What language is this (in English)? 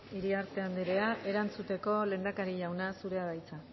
Basque